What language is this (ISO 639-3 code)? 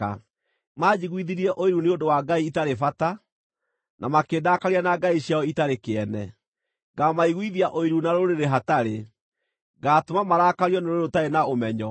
kik